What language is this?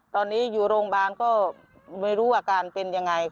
Thai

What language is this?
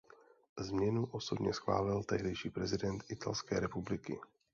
Czech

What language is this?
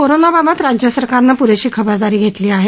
Marathi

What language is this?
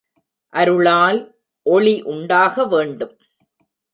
Tamil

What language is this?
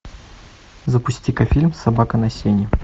Russian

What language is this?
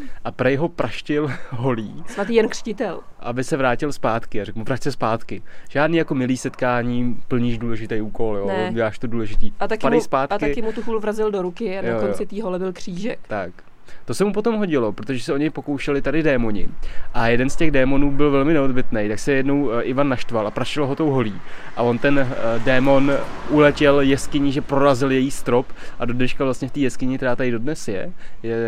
Czech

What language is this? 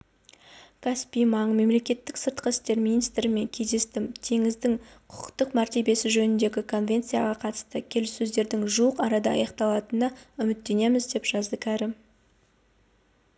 Kazakh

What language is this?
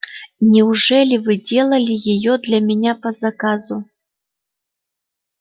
Russian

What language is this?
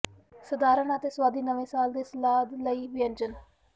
Punjabi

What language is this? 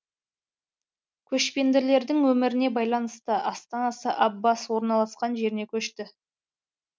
Kazakh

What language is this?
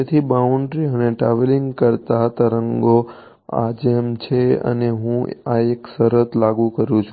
Gujarati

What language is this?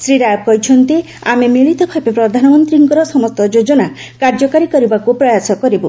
Odia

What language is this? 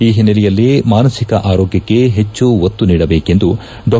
Kannada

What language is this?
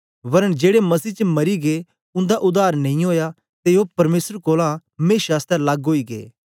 Dogri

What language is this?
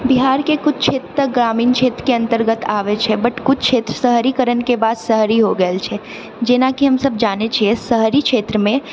Maithili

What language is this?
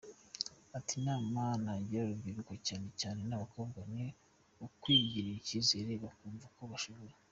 Kinyarwanda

